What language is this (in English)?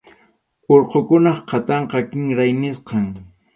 Arequipa-La Unión Quechua